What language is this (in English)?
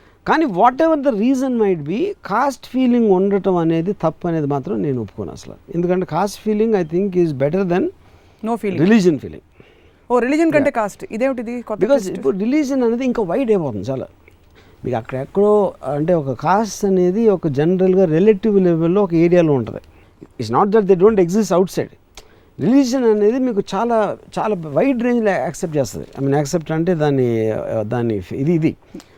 Telugu